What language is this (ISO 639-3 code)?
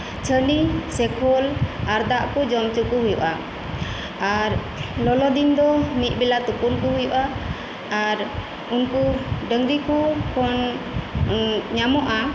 sat